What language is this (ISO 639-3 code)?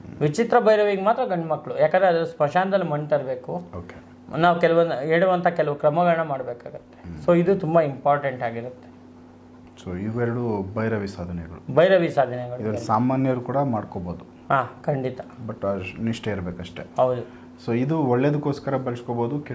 kan